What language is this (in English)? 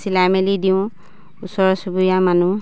Assamese